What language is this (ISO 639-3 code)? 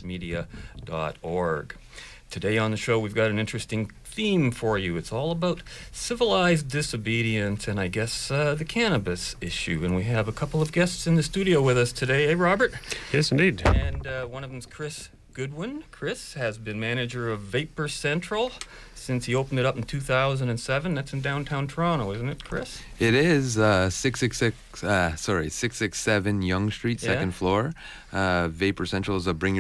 eng